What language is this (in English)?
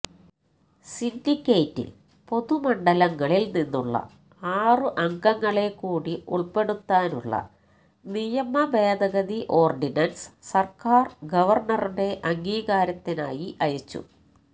Malayalam